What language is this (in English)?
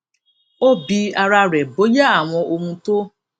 Yoruba